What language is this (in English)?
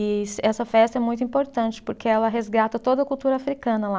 Portuguese